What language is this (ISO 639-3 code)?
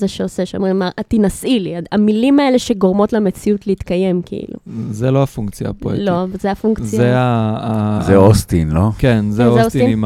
heb